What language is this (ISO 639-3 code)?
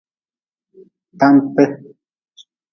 nmz